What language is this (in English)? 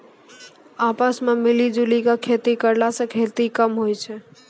Maithili